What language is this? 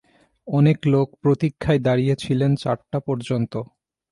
Bangla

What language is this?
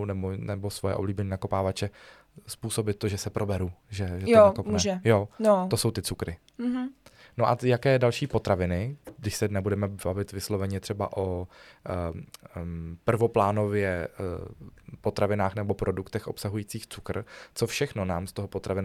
Czech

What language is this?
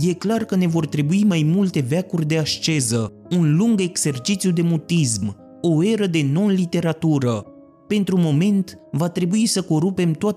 Romanian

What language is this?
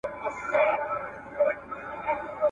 Pashto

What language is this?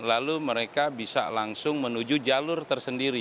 Indonesian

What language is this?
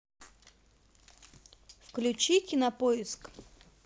Russian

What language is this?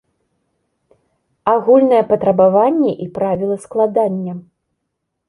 Belarusian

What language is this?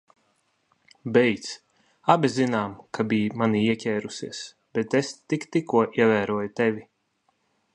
Latvian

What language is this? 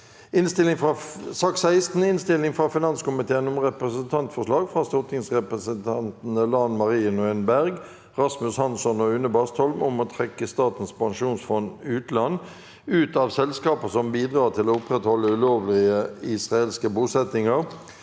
Norwegian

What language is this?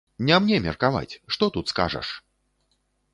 Belarusian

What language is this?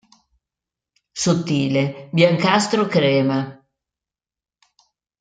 Italian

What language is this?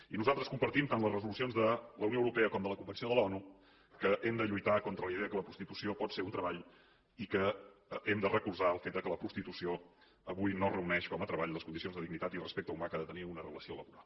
Catalan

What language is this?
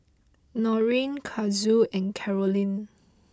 English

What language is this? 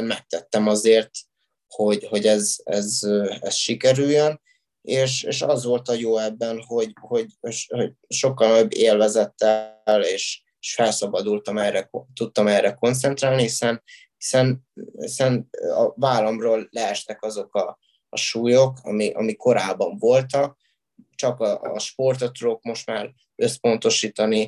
Hungarian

